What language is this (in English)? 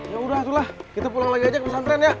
Indonesian